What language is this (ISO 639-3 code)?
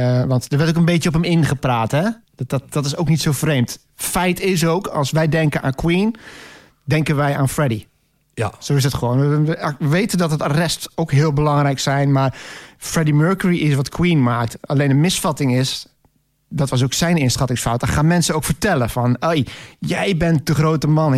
nld